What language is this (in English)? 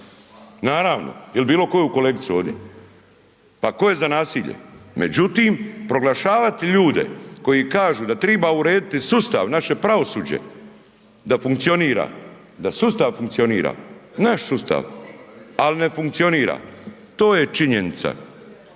Croatian